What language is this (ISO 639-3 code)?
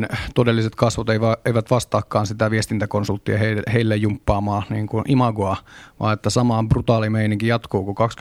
fin